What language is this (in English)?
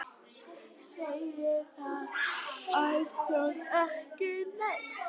Icelandic